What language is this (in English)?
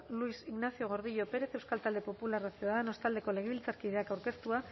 Basque